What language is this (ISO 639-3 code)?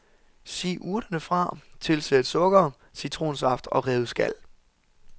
dan